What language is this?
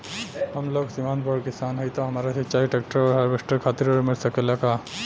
Bhojpuri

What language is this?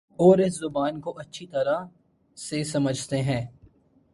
Urdu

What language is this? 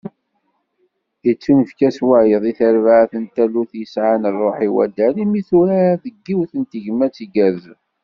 Kabyle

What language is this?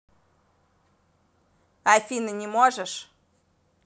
Russian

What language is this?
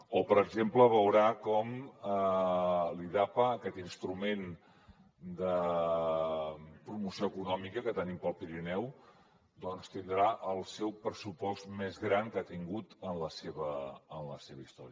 Catalan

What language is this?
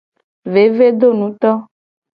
Gen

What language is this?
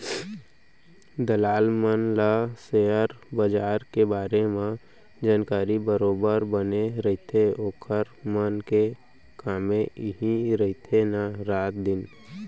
Chhattisgarhi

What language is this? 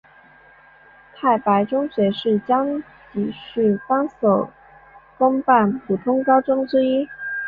Chinese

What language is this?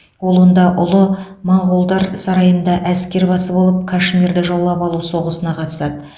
Kazakh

